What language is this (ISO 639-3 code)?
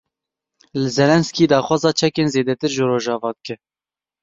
kur